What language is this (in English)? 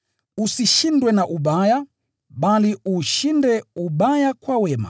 Swahili